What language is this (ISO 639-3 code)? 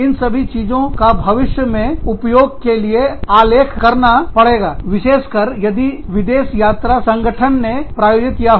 hin